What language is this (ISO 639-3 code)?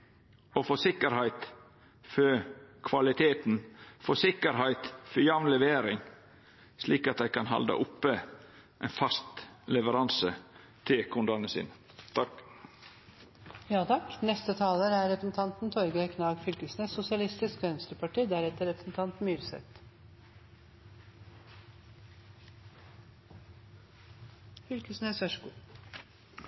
nno